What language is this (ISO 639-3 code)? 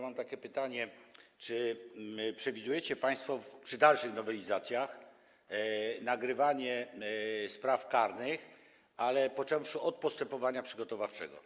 pol